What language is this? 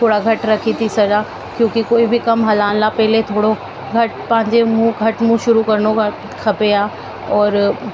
Sindhi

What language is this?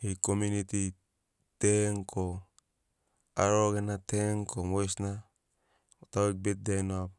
Sinaugoro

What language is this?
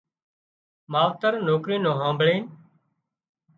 Wadiyara Koli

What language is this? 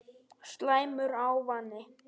Icelandic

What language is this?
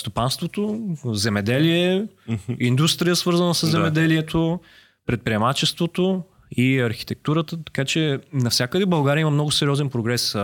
Bulgarian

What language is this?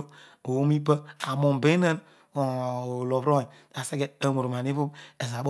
Odual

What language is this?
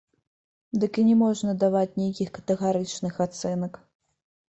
Belarusian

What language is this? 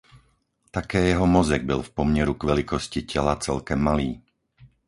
Czech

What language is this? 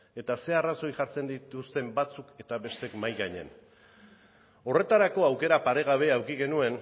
Basque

